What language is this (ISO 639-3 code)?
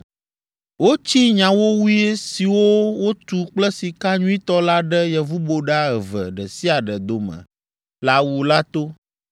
ewe